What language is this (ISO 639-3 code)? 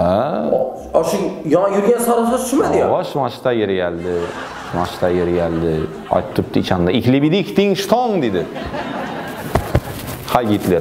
tur